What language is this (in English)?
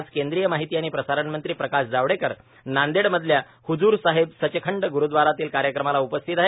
Marathi